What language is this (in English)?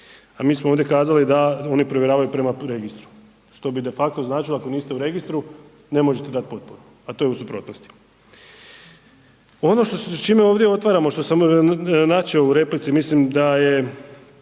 Croatian